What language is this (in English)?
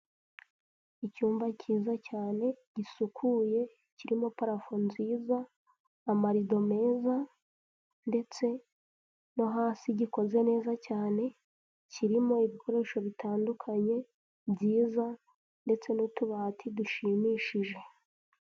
Kinyarwanda